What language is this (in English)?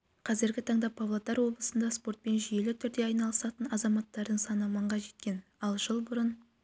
Kazakh